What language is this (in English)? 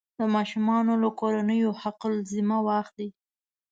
Pashto